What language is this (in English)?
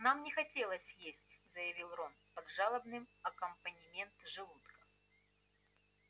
Russian